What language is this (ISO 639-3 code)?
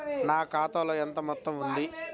tel